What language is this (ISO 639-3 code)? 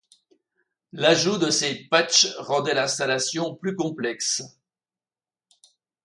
fra